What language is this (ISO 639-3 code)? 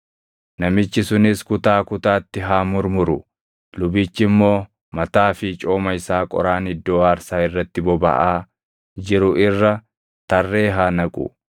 orm